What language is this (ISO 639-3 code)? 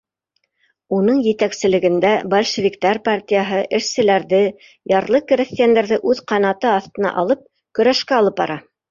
bak